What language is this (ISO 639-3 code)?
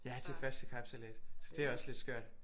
dan